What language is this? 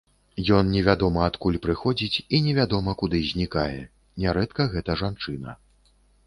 Belarusian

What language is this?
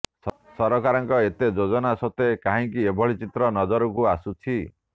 Odia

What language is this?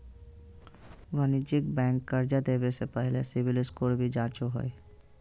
Magahi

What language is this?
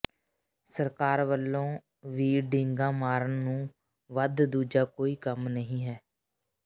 Punjabi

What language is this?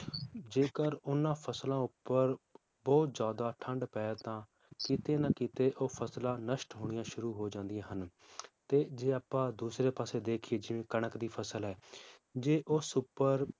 Punjabi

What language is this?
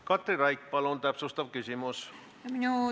Estonian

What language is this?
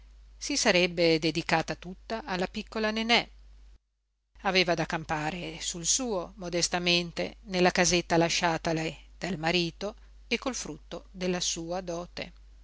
Italian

